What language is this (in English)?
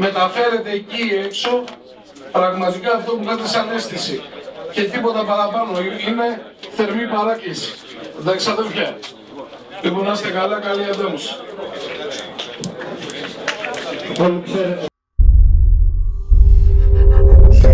Greek